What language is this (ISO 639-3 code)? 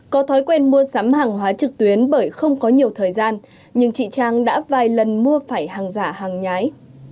vie